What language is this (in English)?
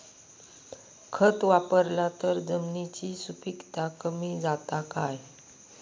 Marathi